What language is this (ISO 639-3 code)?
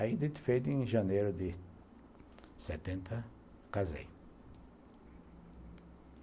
por